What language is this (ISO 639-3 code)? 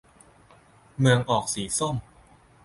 tha